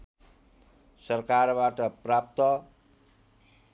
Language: Nepali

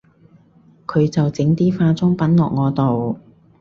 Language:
Cantonese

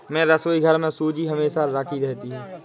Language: Hindi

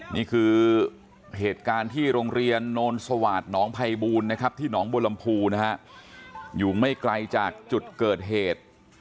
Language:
Thai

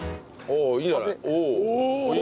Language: Japanese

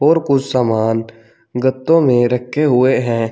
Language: Hindi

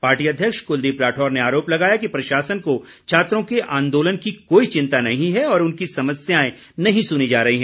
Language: Hindi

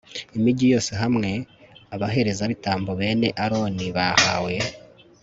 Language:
Kinyarwanda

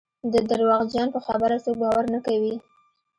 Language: Pashto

